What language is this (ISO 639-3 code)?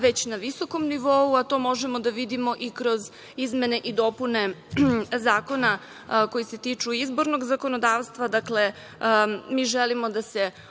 srp